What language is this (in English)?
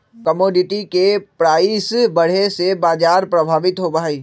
Magahi